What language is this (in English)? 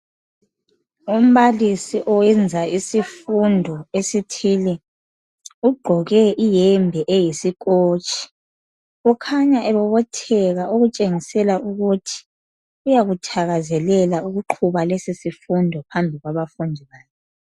North Ndebele